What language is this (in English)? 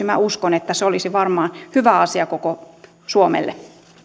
Finnish